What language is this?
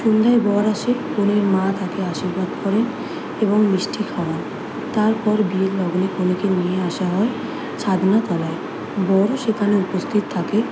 Bangla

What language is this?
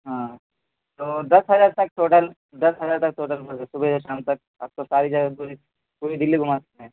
Urdu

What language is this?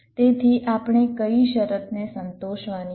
Gujarati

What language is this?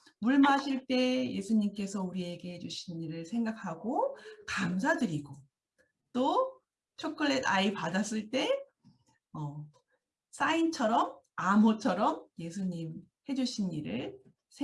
Korean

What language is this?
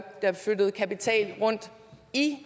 Danish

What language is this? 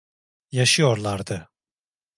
Turkish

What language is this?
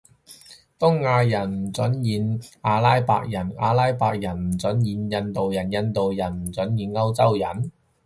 Cantonese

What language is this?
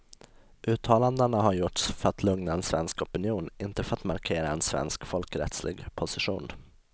Swedish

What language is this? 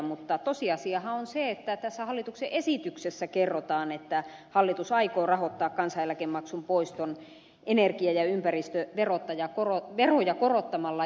Finnish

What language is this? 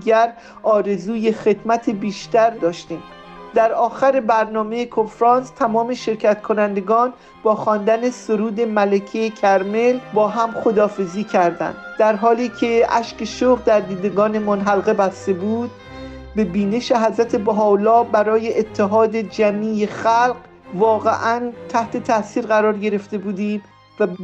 Persian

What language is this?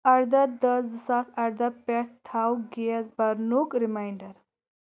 Kashmiri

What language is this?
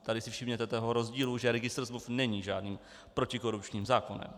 Czech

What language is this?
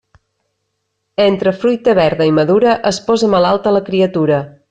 Catalan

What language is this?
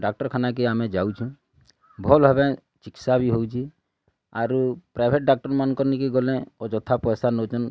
Odia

